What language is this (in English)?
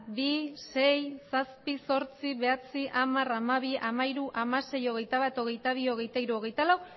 Basque